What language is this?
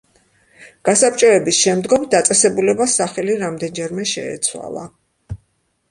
Georgian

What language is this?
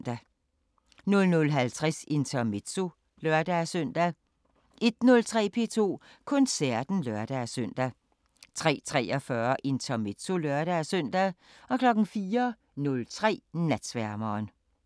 Danish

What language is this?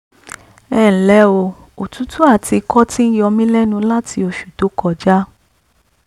Yoruba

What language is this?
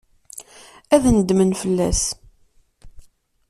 Kabyle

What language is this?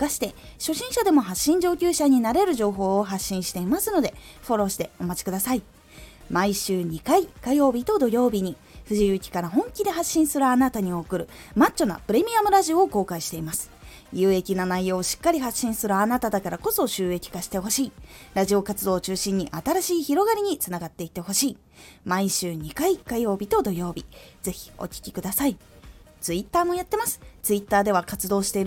Japanese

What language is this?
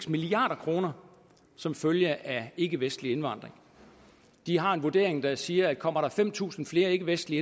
Danish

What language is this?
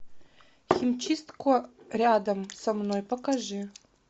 Russian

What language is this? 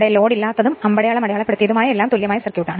Malayalam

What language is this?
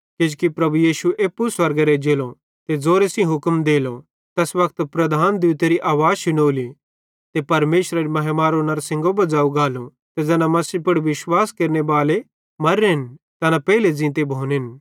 Bhadrawahi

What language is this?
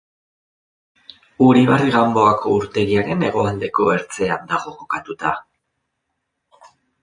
Basque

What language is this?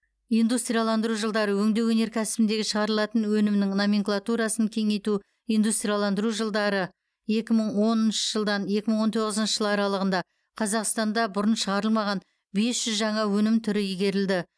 Kazakh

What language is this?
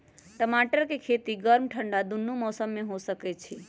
Magahi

